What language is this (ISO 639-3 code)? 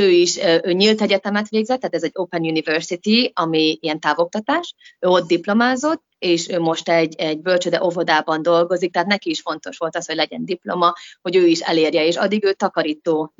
hun